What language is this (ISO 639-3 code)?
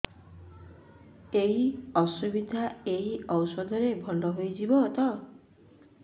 ori